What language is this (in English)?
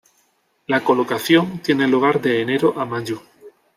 Spanish